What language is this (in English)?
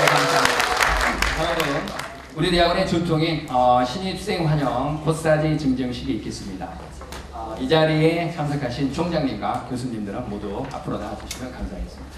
Korean